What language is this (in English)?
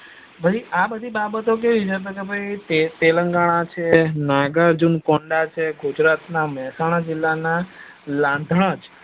Gujarati